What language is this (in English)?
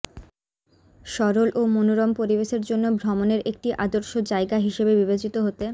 Bangla